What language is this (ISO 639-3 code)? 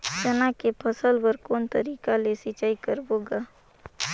hne